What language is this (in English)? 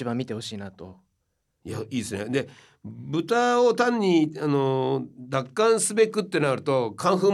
Japanese